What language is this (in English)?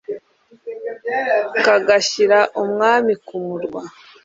Kinyarwanda